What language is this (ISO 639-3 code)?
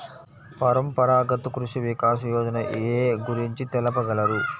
tel